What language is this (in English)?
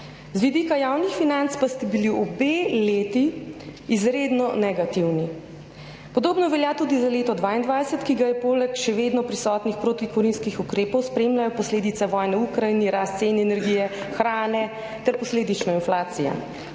Slovenian